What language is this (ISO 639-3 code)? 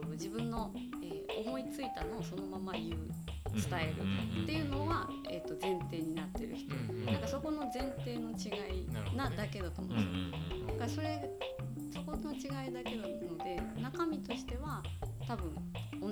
jpn